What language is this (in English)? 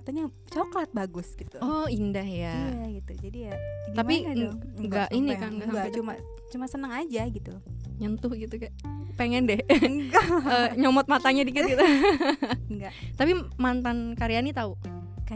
Indonesian